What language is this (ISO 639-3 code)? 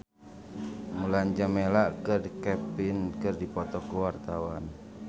sun